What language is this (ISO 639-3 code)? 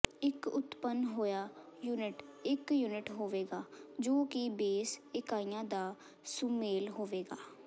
pan